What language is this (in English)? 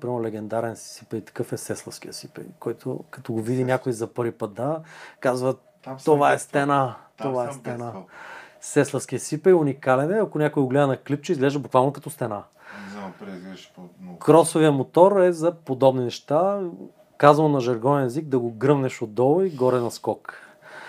Bulgarian